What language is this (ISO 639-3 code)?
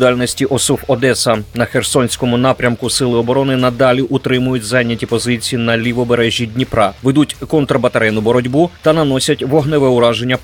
ukr